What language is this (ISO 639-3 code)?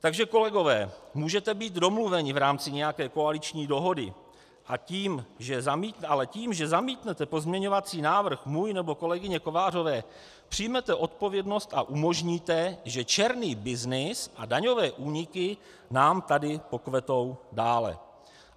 ces